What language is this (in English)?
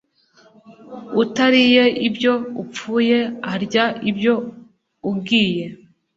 Kinyarwanda